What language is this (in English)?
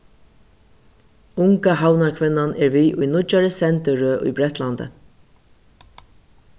Faroese